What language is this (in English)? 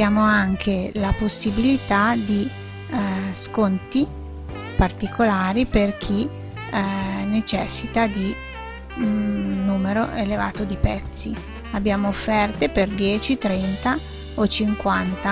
Italian